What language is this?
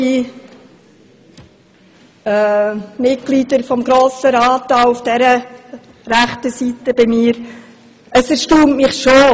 Swiss German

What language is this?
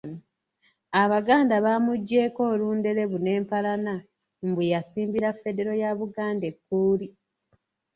Ganda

